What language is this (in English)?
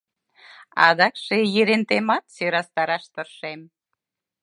Mari